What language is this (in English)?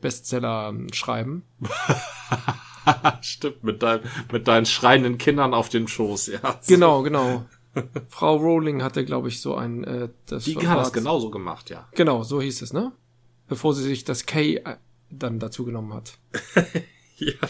German